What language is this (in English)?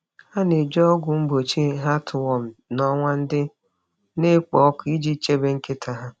Igbo